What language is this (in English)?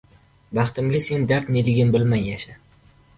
Uzbek